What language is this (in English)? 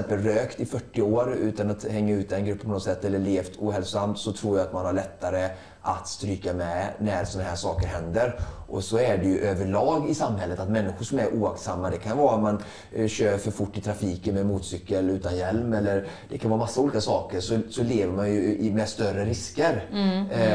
Swedish